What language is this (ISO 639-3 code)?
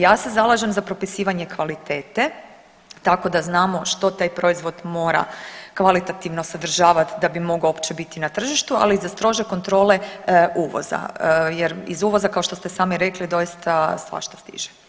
hrv